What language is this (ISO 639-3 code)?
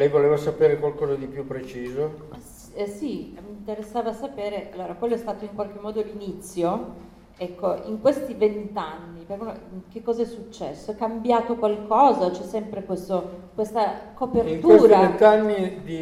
ita